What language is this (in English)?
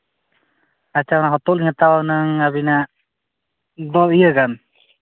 Santali